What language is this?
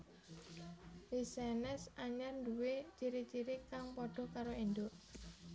Javanese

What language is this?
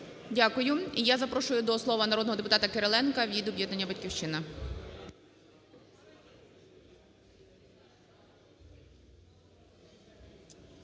Ukrainian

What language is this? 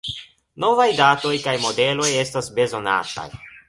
Esperanto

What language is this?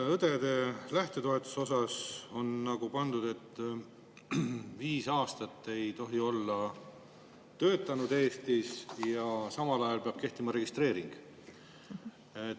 Estonian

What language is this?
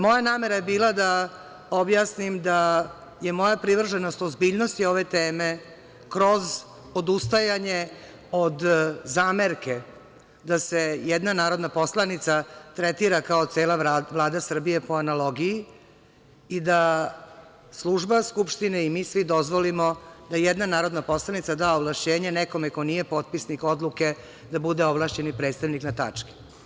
Serbian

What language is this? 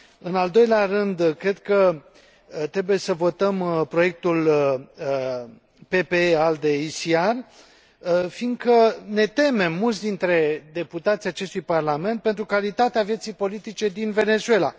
Romanian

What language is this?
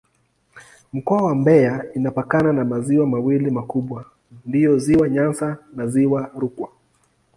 Swahili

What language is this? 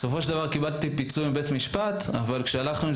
Hebrew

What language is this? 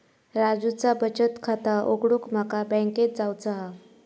Marathi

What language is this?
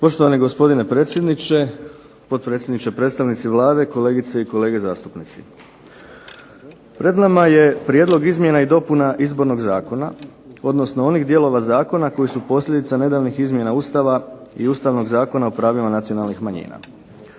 Croatian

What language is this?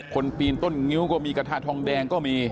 Thai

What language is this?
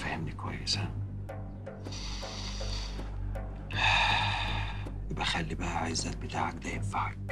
Arabic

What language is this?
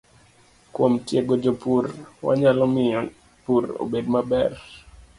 Luo (Kenya and Tanzania)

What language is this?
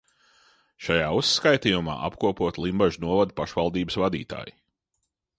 Latvian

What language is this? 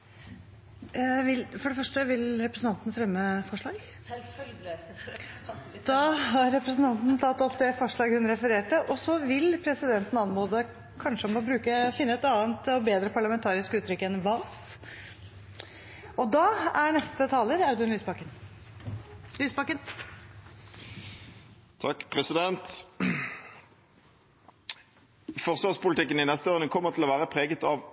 Norwegian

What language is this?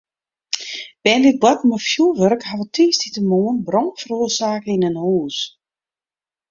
Western Frisian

